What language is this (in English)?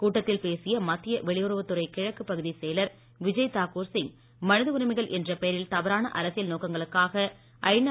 Tamil